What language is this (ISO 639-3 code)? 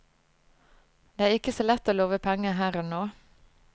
nor